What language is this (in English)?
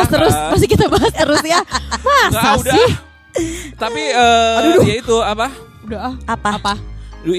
Indonesian